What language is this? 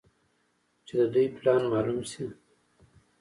Pashto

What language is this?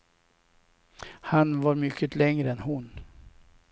Swedish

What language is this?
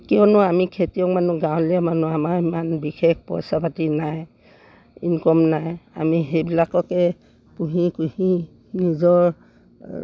Assamese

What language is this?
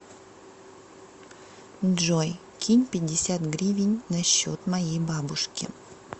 Russian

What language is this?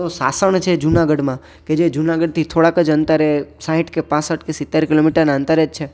Gujarati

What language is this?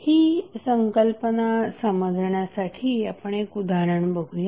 Marathi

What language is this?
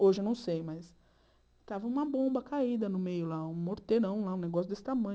Portuguese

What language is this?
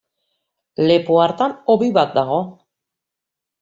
Basque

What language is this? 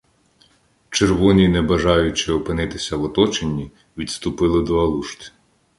Ukrainian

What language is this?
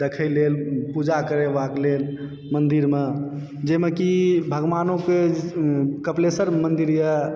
Maithili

